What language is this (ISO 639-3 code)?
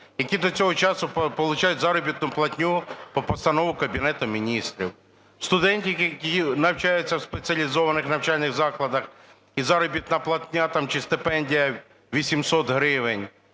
ukr